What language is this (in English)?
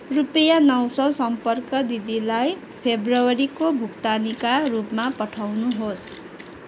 Nepali